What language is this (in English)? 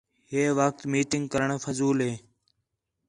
Khetrani